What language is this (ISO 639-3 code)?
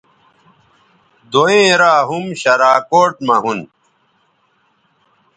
btv